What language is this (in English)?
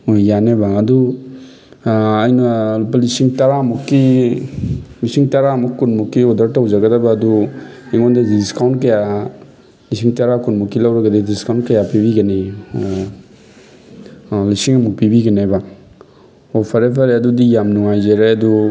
Manipuri